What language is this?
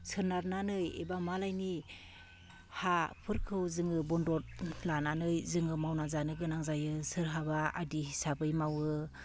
Bodo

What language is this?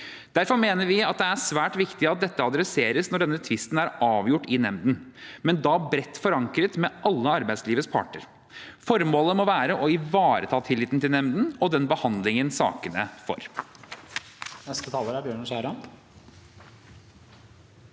Norwegian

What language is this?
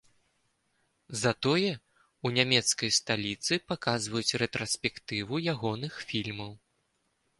Belarusian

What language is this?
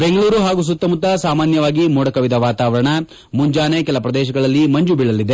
Kannada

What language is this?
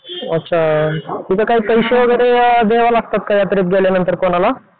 Marathi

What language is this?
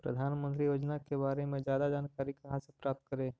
Magahi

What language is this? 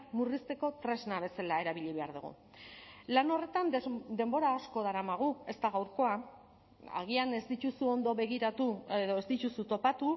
Basque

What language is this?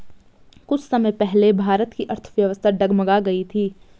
Hindi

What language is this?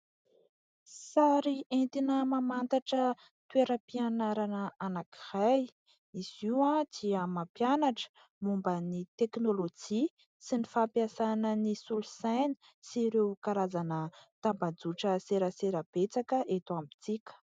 Malagasy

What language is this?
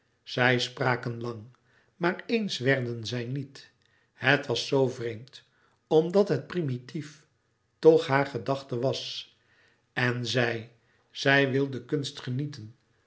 Dutch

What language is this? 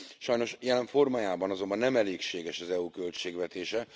Hungarian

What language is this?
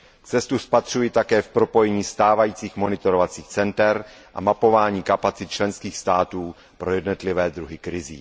Czech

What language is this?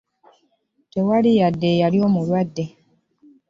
Ganda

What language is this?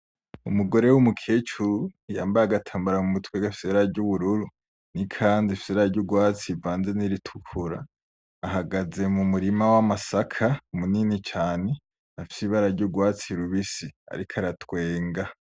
Rundi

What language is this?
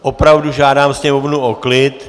Czech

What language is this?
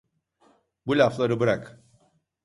Turkish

